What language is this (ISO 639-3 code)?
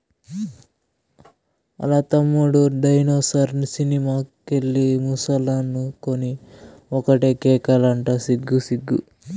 tel